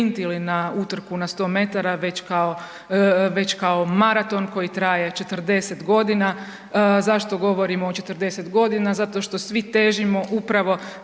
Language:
Croatian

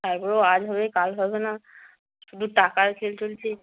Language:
Bangla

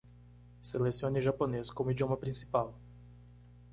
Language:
Portuguese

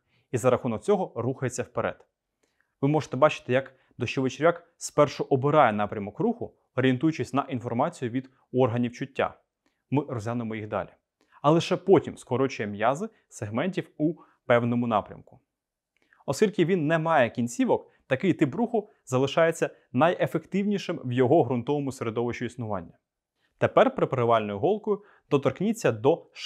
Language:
Ukrainian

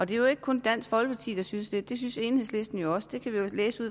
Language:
Danish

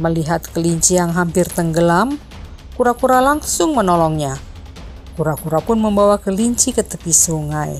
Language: Indonesian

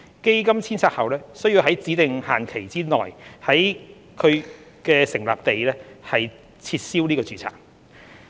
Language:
Cantonese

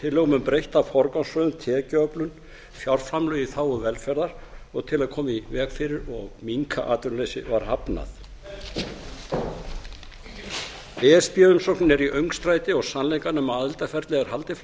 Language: Icelandic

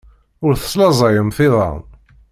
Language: Kabyle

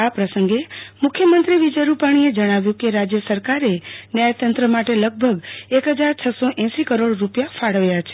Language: Gujarati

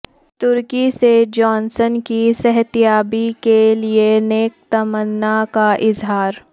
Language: Urdu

